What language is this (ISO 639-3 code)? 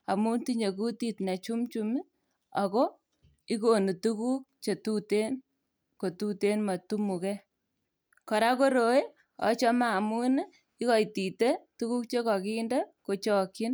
kln